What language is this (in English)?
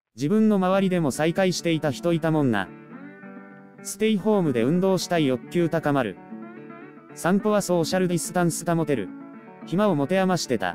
Japanese